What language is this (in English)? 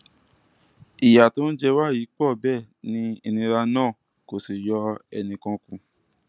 Yoruba